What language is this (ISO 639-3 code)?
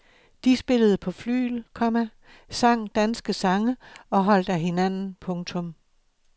dan